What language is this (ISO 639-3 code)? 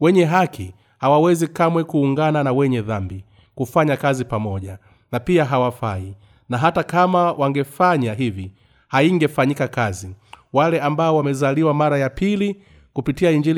swa